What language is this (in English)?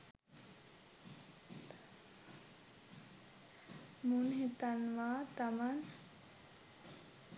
Sinhala